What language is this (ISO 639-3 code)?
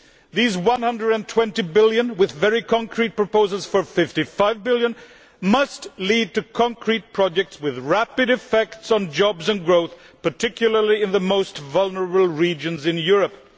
eng